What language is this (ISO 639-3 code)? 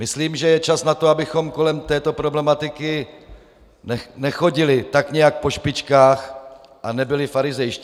ces